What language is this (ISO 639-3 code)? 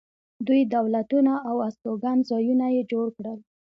pus